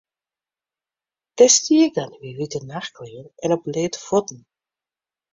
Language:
Western Frisian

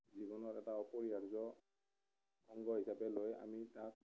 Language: Assamese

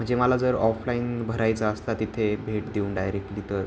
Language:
Marathi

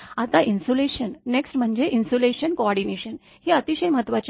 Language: Marathi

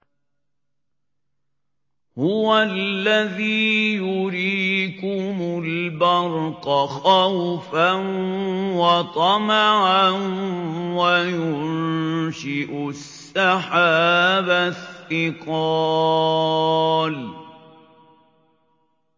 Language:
Arabic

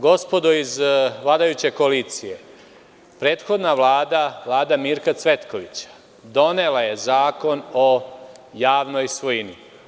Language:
Serbian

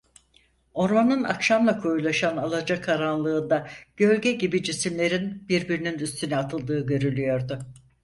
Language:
Turkish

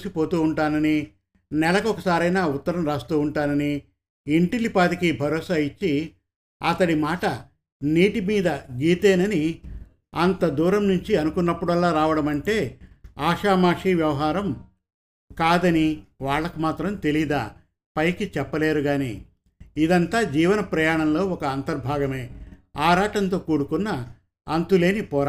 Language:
Telugu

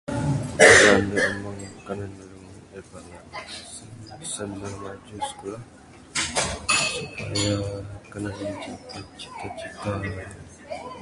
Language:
Bukar-Sadung Bidayuh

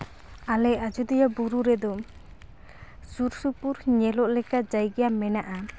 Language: Santali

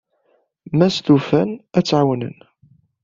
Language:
Kabyle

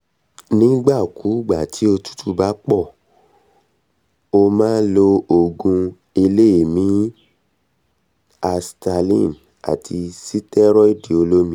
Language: Yoruba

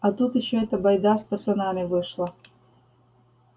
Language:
Russian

